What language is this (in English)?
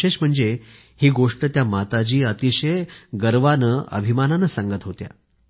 Marathi